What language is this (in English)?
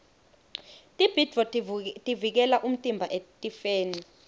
Swati